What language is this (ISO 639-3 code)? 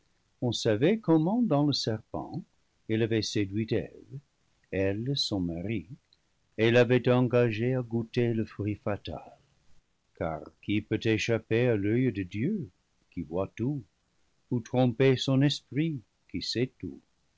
fra